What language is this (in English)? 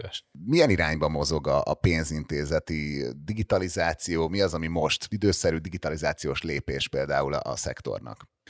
Hungarian